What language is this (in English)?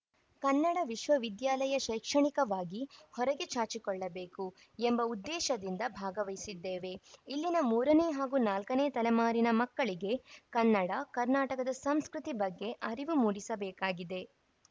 Kannada